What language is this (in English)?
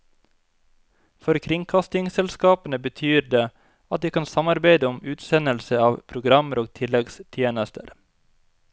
Norwegian